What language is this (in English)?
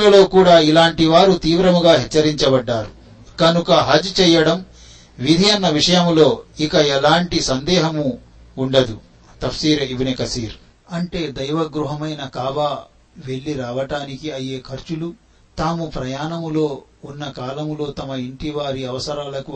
Telugu